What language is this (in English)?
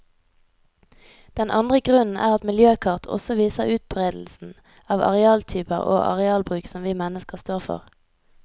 Norwegian